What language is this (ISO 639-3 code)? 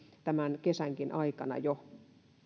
fin